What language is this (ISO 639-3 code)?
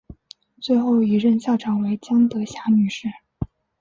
zho